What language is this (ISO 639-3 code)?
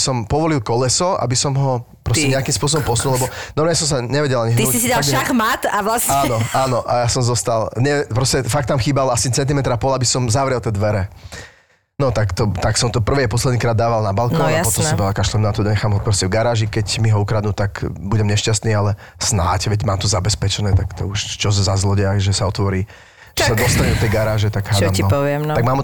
slk